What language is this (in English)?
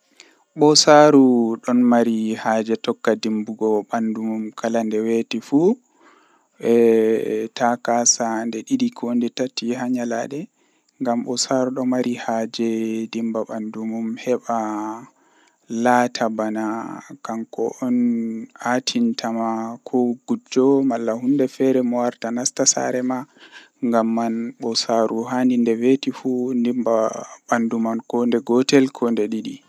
Western Niger Fulfulde